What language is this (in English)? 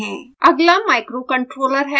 Hindi